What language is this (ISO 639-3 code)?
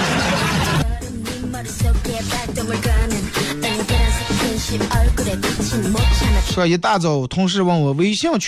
zho